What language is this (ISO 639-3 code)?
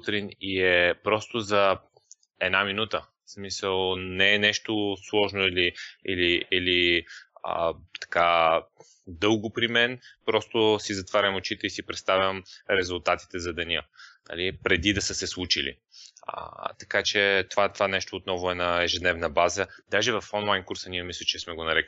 bul